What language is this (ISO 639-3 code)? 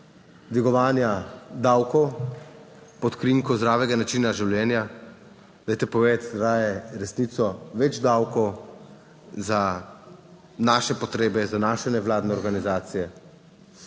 slv